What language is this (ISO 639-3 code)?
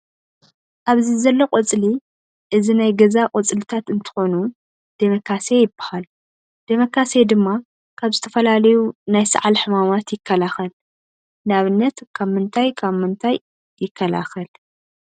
tir